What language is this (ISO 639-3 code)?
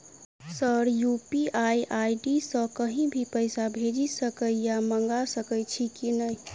mai